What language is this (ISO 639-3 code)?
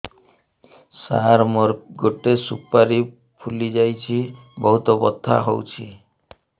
ori